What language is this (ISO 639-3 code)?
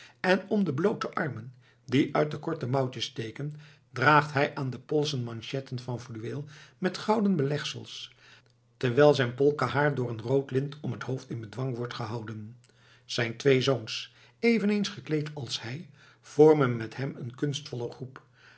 nld